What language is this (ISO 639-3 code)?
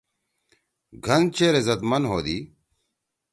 trw